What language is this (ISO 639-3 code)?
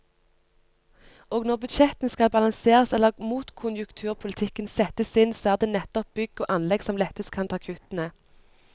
nor